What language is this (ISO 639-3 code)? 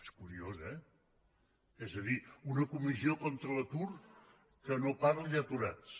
cat